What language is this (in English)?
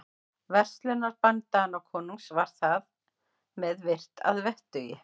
Icelandic